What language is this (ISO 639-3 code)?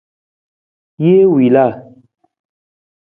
nmz